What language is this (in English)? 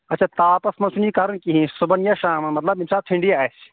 Kashmiri